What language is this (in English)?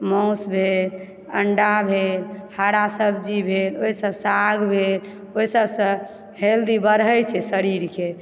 Maithili